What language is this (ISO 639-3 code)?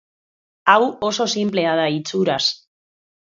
eus